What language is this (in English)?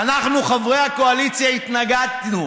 Hebrew